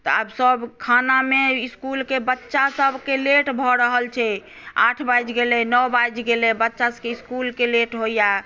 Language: Maithili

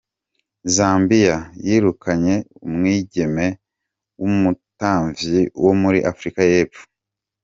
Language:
Kinyarwanda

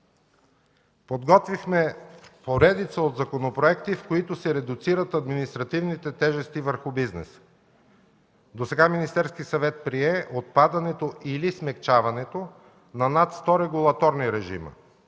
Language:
Bulgarian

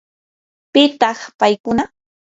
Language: Yanahuanca Pasco Quechua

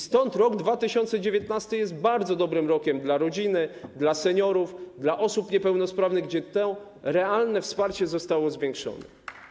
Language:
Polish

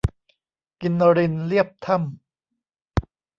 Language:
Thai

